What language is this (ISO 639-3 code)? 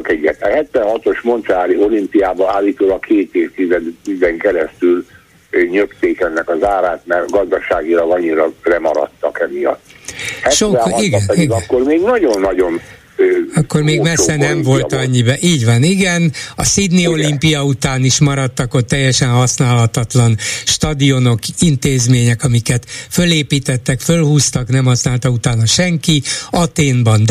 hun